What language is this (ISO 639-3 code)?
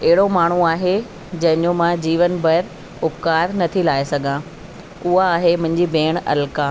snd